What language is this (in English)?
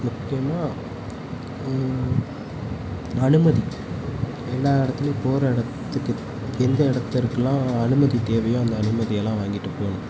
Tamil